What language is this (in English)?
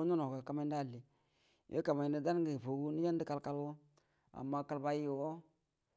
Buduma